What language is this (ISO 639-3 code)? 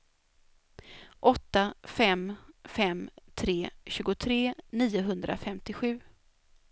swe